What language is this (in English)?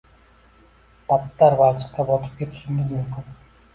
Uzbek